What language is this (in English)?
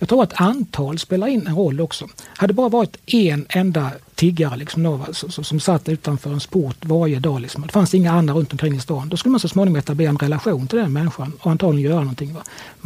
Swedish